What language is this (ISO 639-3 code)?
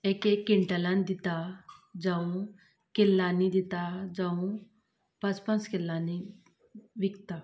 kok